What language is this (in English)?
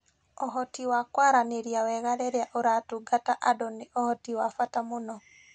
Kikuyu